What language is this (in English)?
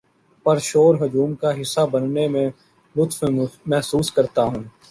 Urdu